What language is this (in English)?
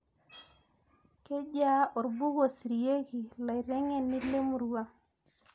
Masai